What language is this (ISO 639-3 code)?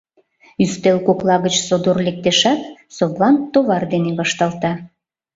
chm